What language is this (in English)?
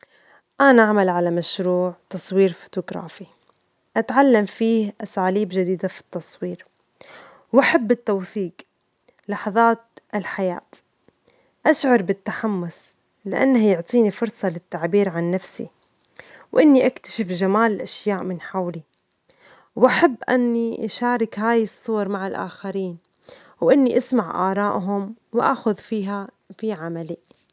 Omani Arabic